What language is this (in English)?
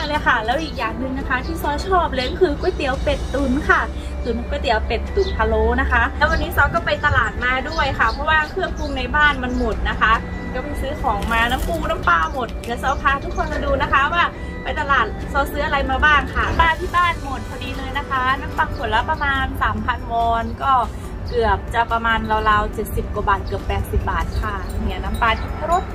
Thai